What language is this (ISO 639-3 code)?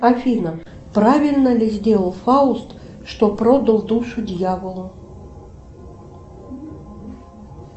rus